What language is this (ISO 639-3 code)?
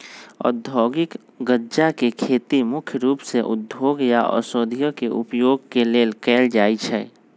mag